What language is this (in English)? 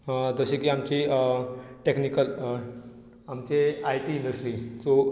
Konkani